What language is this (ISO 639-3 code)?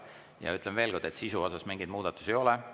est